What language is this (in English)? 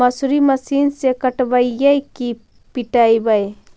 Magahi